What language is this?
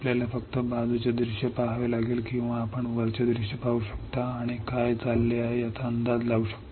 Marathi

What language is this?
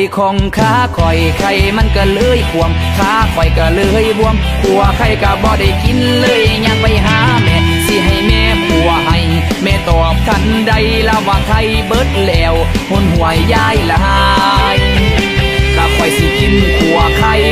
Thai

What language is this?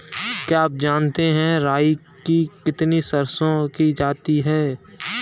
Hindi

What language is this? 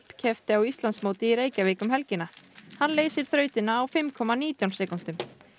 Icelandic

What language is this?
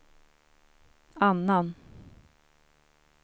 Swedish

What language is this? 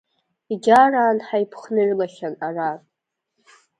Abkhazian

